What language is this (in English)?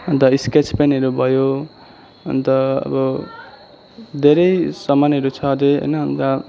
Nepali